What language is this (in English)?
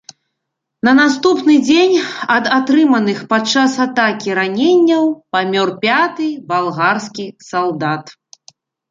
Belarusian